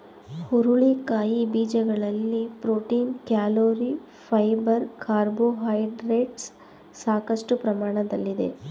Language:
Kannada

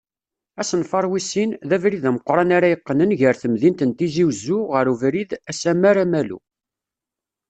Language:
Kabyle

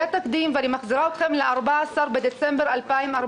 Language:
Hebrew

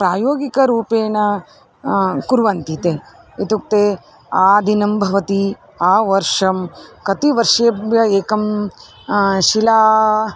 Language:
Sanskrit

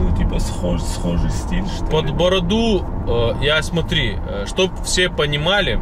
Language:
Russian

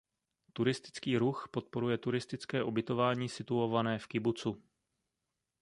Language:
Czech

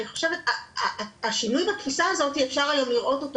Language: Hebrew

